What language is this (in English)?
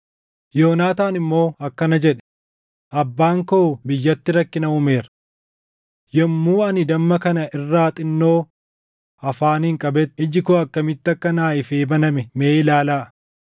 Oromo